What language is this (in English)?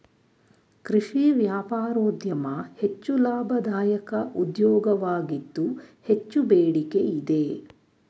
Kannada